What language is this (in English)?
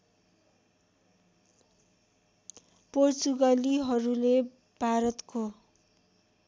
Nepali